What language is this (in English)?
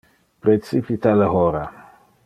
Interlingua